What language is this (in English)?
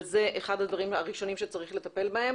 Hebrew